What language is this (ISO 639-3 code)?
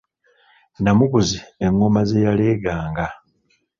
lug